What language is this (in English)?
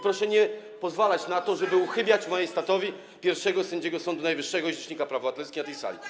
Polish